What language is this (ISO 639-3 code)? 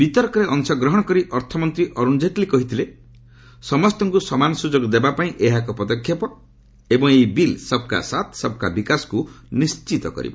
ori